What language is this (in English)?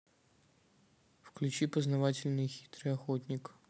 Russian